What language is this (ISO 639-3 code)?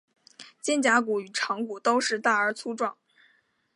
zho